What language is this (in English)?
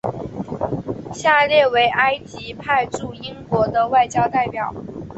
Chinese